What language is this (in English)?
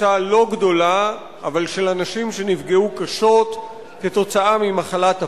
Hebrew